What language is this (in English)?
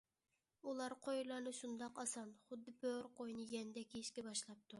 Uyghur